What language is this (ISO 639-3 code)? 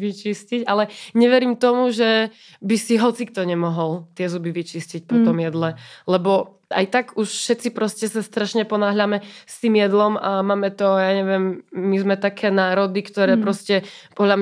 ces